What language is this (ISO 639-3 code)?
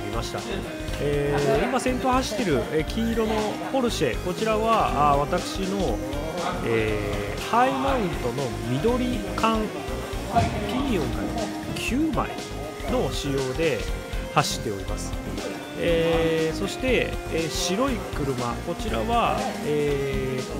jpn